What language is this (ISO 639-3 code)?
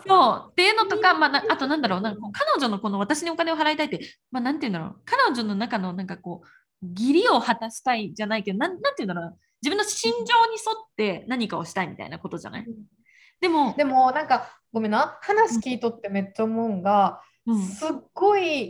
jpn